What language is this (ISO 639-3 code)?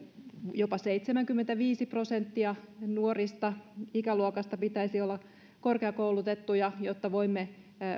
fin